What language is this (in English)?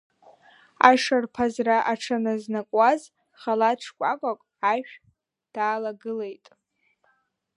Abkhazian